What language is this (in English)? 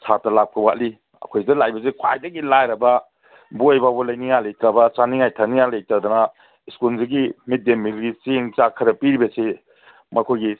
Manipuri